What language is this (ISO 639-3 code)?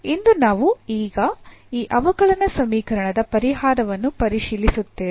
kan